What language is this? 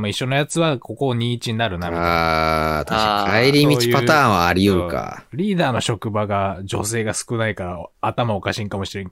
Japanese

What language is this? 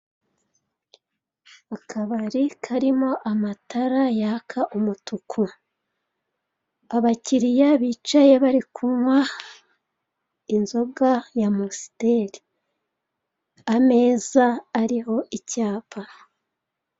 Kinyarwanda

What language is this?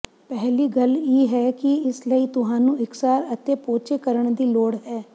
Punjabi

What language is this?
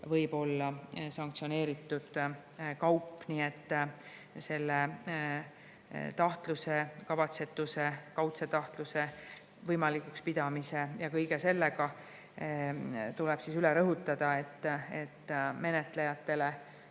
Estonian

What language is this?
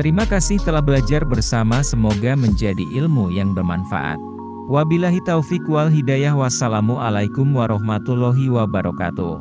Indonesian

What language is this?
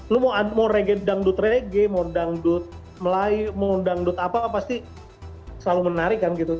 Indonesian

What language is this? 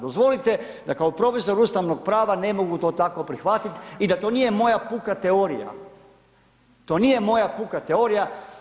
Croatian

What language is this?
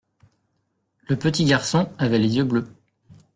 French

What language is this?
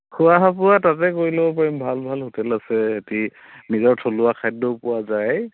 Assamese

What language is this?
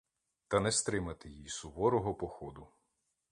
Ukrainian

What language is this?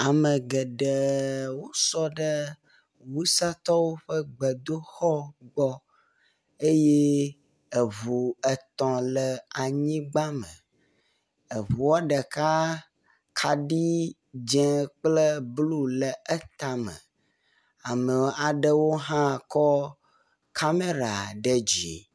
Ewe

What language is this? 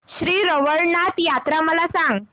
Marathi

